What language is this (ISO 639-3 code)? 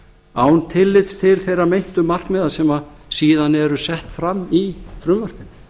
isl